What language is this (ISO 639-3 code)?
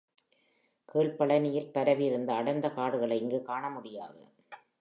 tam